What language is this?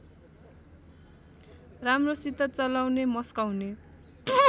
Nepali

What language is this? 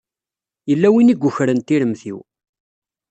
Kabyle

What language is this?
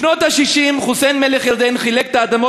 Hebrew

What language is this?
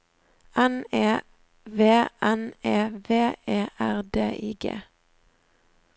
Norwegian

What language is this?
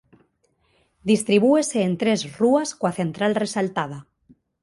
Galician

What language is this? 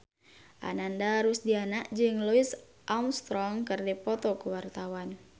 Sundanese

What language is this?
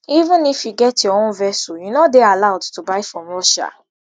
Nigerian Pidgin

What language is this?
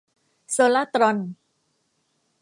Thai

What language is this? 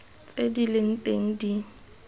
Tswana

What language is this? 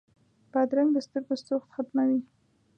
Pashto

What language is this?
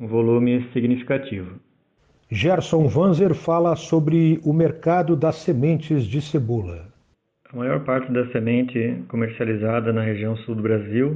Portuguese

